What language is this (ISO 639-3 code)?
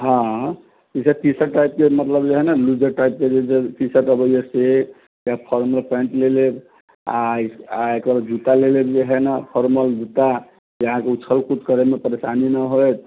mai